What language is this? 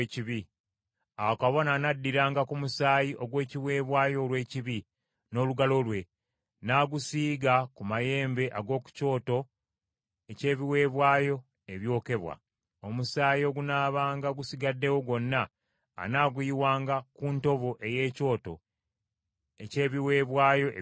Ganda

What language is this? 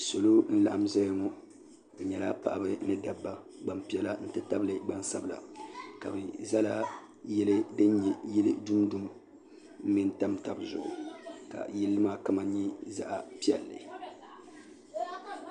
Dagbani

